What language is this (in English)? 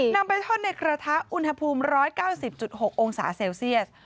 Thai